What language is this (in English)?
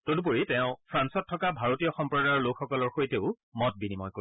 Assamese